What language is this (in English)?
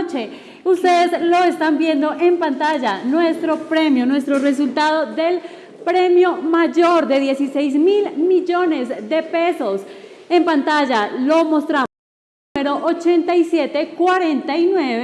Spanish